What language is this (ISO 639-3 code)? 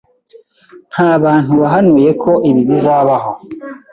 kin